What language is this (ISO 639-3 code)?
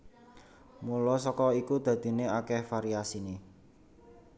jav